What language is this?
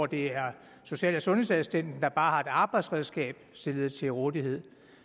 Danish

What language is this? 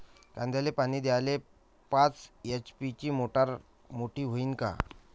Marathi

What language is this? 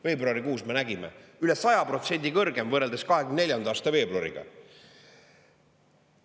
Estonian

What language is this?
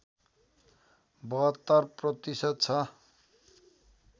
Nepali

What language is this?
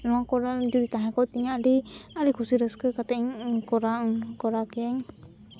Santali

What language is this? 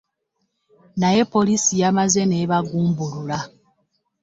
Ganda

